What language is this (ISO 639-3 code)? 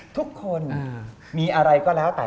tha